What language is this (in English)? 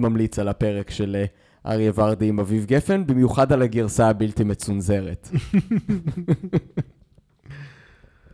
Hebrew